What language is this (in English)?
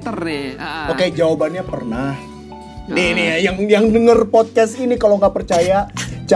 Indonesian